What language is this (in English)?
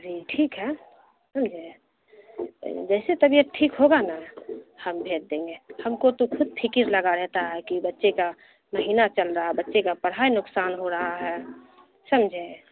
Urdu